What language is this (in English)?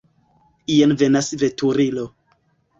Esperanto